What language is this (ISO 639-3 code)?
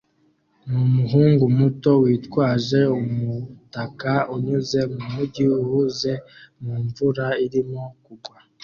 kin